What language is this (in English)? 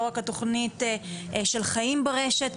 Hebrew